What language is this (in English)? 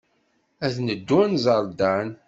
Kabyle